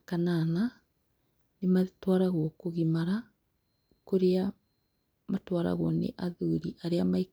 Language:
Kikuyu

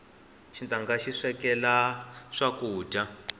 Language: Tsonga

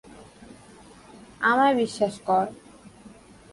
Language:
Bangla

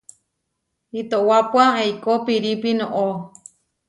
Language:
Huarijio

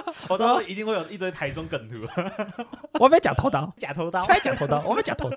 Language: Chinese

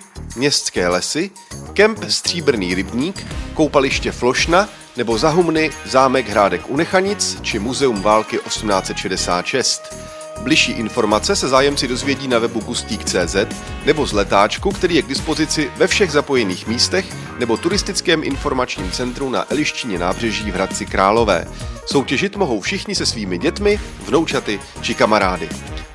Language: Czech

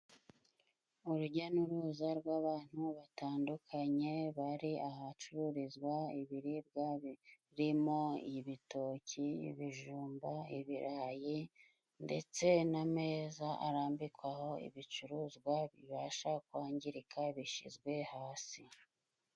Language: Kinyarwanda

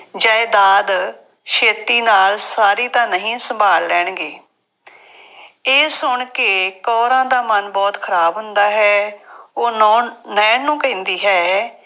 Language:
Punjabi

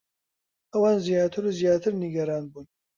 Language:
Central Kurdish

